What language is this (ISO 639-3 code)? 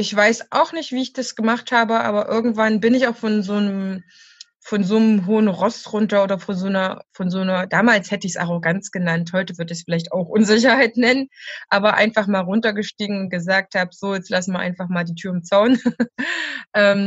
deu